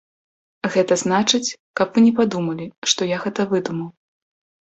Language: Belarusian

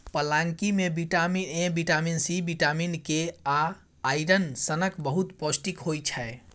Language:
Maithili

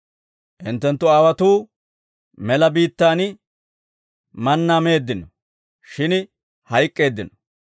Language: Dawro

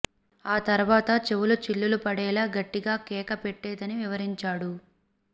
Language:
Telugu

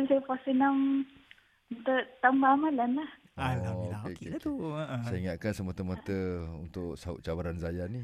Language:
Malay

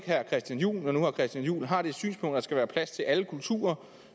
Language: Danish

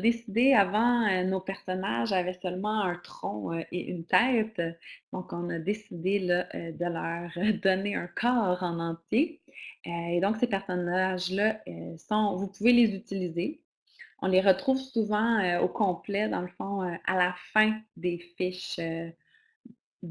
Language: French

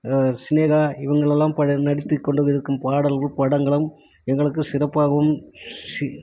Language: Tamil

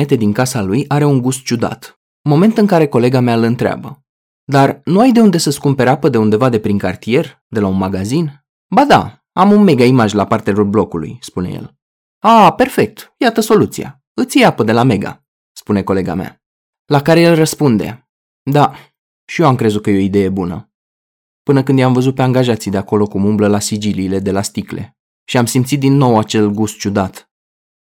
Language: Romanian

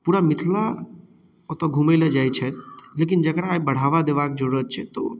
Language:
Maithili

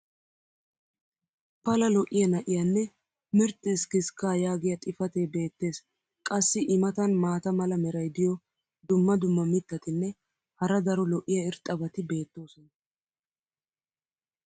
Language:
Wolaytta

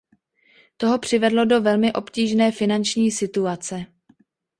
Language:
Czech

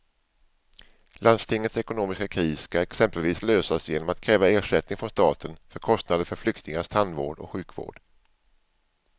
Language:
Swedish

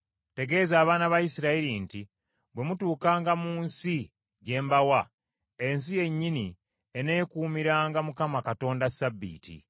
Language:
Ganda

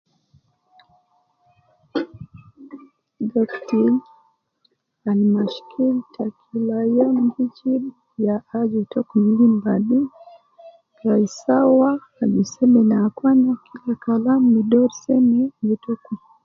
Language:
Nubi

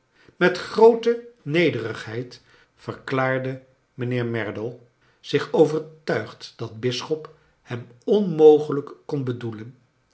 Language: Dutch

